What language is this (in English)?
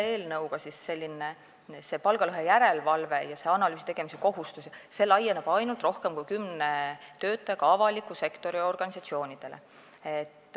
Estonian